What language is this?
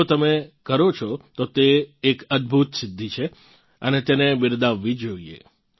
Gujarati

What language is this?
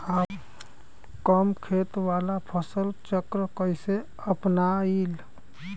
Bhojpuri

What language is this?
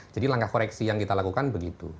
Indonesian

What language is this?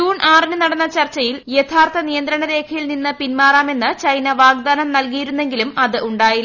Malayalam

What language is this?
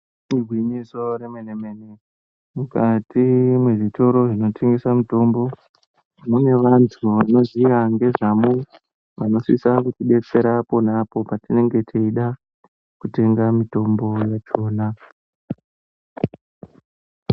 Ndau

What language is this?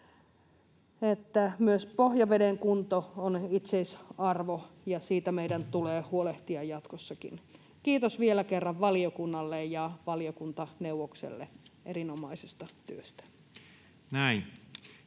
Finnish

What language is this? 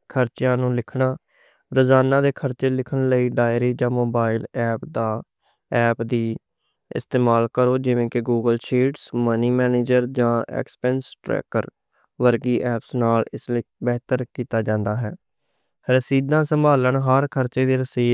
Western Panjabi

